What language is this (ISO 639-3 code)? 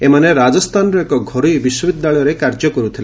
ori